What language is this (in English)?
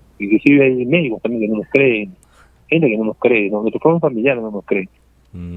Spanish